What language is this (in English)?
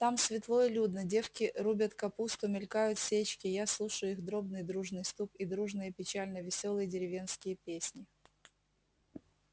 Russian